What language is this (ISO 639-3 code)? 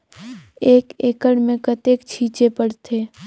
hne